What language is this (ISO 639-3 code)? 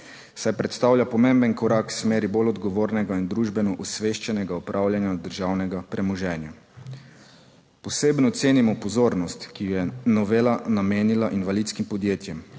slv